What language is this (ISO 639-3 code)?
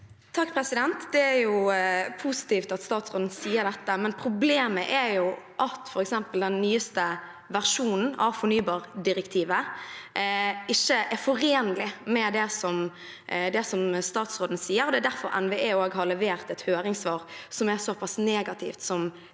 nor